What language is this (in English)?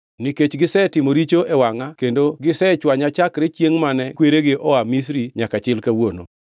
Luo (Kenya and Tanzania)